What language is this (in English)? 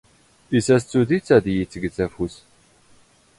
Standard Moroccan Tamazight